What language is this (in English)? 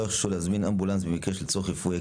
Hebrew